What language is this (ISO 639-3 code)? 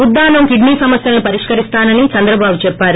tel